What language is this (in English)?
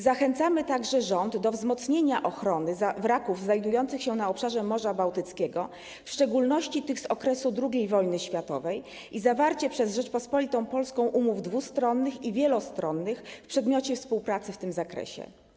Polish